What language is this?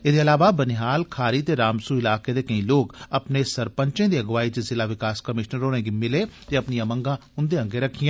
Dogri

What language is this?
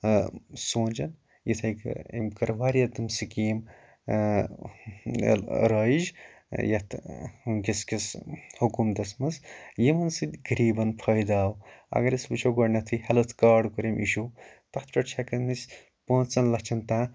Kashmiri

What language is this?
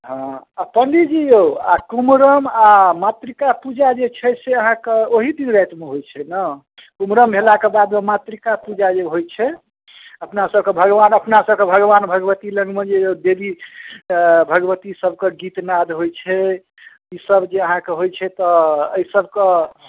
Maithili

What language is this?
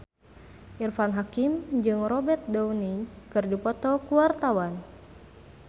Sundanese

